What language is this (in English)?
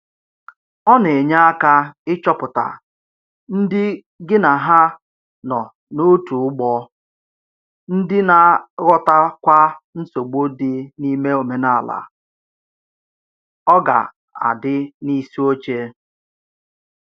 Igbo